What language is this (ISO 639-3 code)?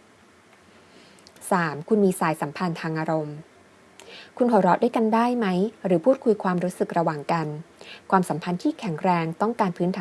tha